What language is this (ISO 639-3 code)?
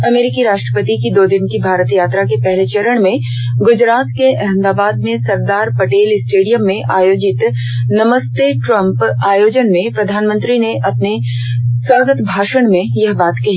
hin